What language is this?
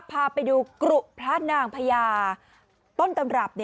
Thai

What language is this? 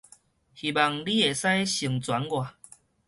Min Nan Chinese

